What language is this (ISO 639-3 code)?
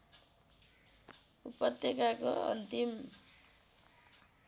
nep